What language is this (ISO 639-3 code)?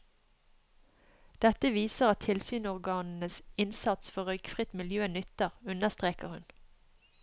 nor